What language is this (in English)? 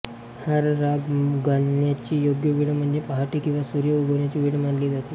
Marathi